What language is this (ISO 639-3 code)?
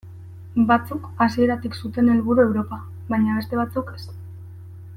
eus